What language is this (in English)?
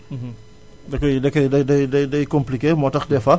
Wolof